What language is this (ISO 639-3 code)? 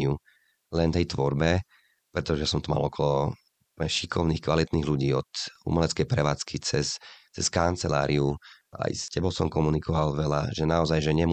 slk